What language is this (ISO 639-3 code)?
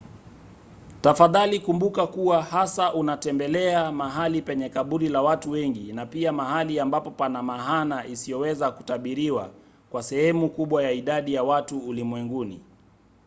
swa